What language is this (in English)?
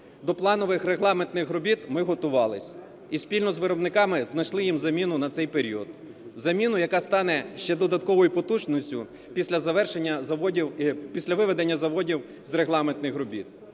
Ukrainian